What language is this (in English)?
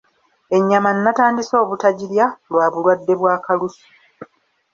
Ganda